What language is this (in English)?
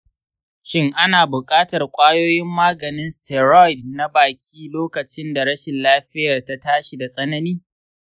Hausa